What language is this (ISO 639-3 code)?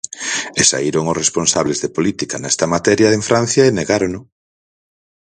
glg